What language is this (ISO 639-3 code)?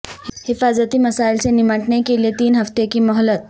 urd